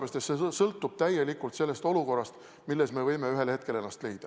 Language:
Estonian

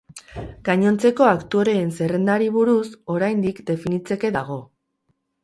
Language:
Basque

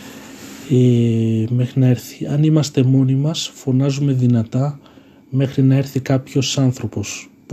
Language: Greek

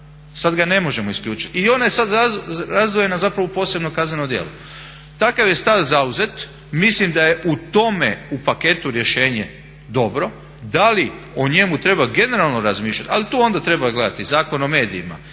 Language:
Croatian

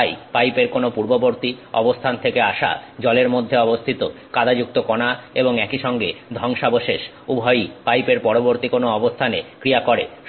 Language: Bangla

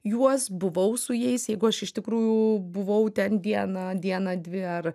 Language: Lithuanian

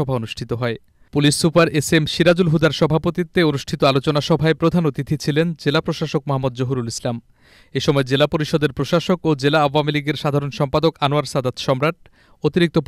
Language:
Hindi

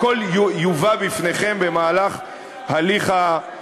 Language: Hebrew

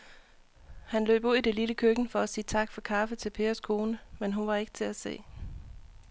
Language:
Danish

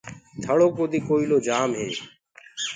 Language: Gurgula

